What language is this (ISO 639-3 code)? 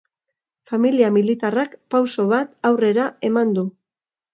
eus